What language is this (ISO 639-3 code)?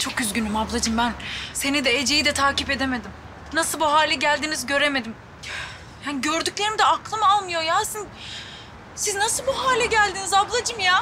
tur